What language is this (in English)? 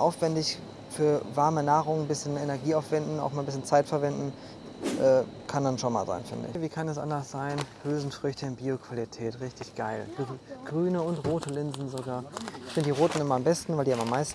German